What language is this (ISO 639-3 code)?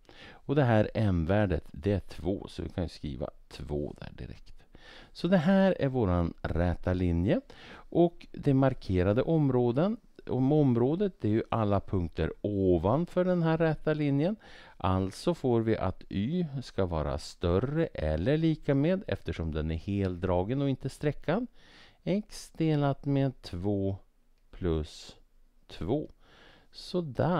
swe